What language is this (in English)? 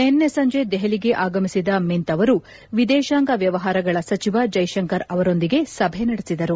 Kannada